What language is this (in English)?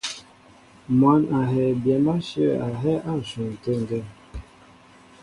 Mbo (Cameroon)